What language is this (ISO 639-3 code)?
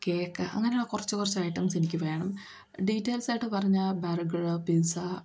mal